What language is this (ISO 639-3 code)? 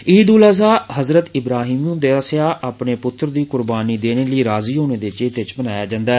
doi